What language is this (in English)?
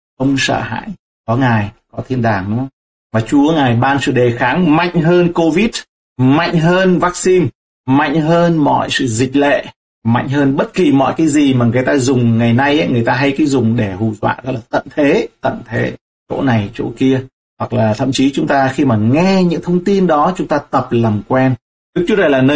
Vietnamese